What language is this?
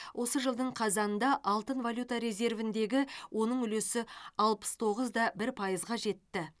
Kazakh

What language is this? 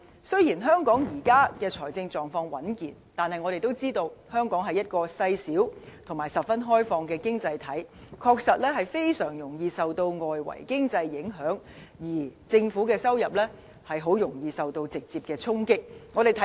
Cantonese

